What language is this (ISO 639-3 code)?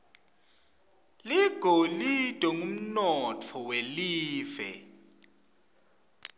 ssw